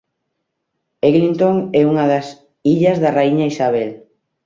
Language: Galician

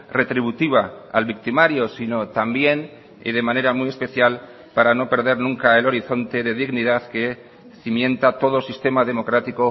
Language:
Spanish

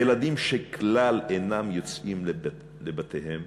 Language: Hebrew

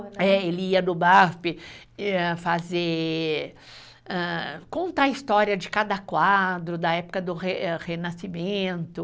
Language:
Portuguese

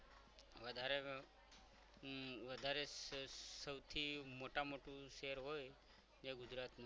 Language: Gujarati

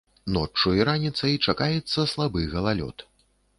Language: Belarusian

